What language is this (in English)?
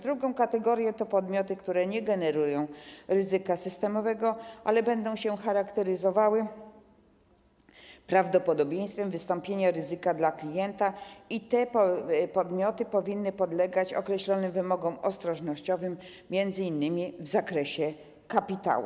Polish